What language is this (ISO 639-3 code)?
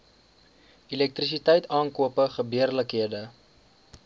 afr